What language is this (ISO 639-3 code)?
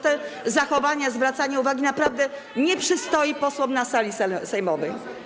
pol